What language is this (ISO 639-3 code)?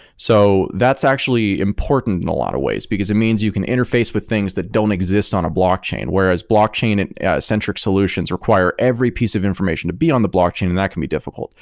eng